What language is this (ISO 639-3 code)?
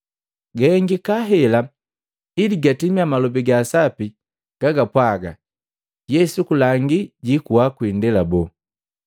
mgv